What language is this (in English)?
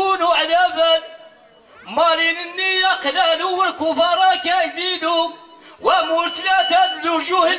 Arabic